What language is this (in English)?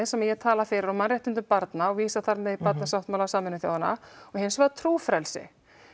Icelandic